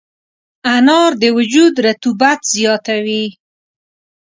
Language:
Pashto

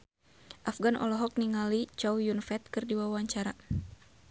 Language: Sundanese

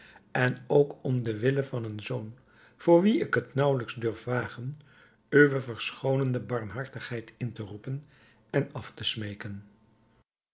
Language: Dutch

